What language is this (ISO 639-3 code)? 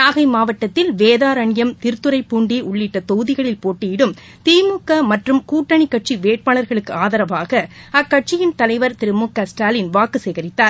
tam